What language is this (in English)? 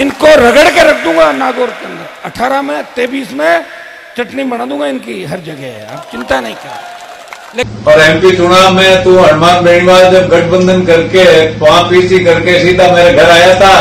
Hindi